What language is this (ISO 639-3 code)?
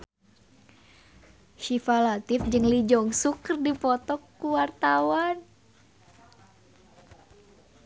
sun